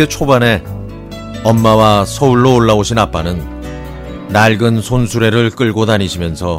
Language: Korean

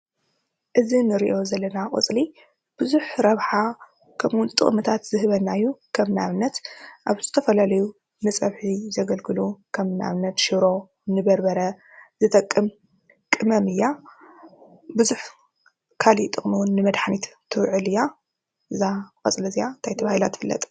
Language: Tigrinya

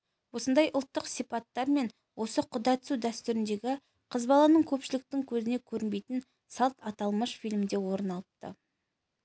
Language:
Kazakh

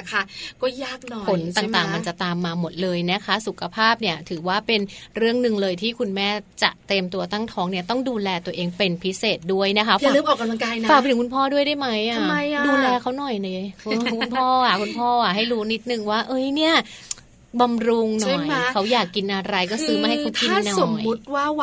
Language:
Thai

